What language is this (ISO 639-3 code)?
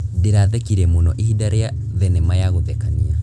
kik